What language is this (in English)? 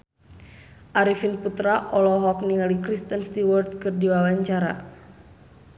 Sundanese